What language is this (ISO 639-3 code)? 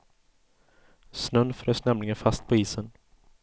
swe